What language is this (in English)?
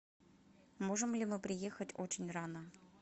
Russian